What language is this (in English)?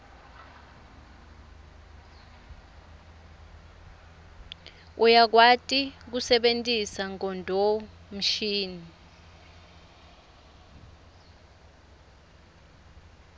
Swati